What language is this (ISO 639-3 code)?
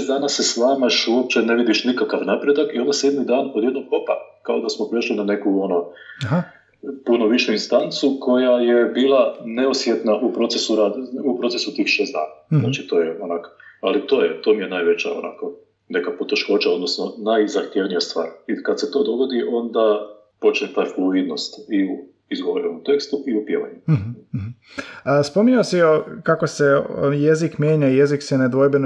hrv